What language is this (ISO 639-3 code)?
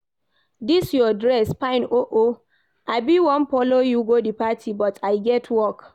pcm